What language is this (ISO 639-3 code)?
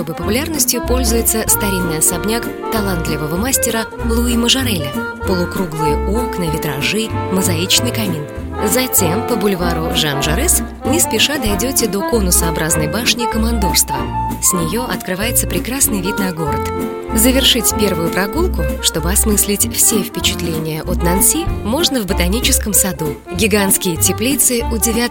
rus